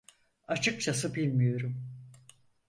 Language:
Turkish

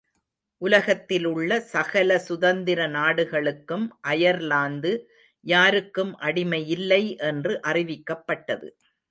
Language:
Tamil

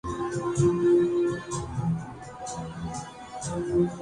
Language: Urdu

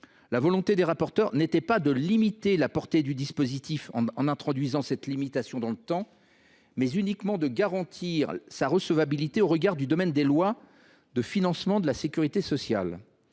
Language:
French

